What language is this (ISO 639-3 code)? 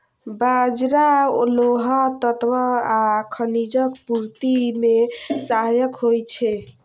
mai